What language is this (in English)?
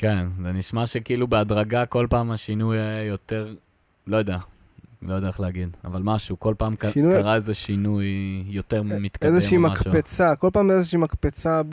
Hebrew